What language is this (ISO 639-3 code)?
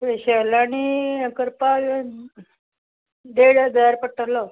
kok